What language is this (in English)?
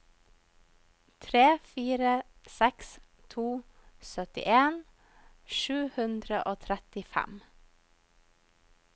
Norwegian